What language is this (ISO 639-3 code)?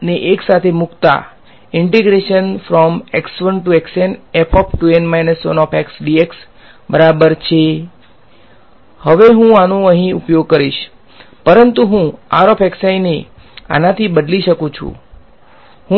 guj